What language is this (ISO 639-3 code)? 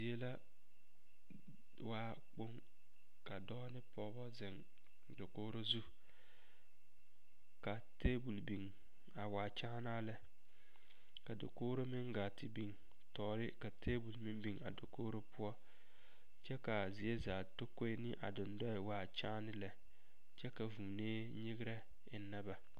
dga